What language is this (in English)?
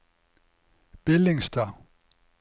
Norwegian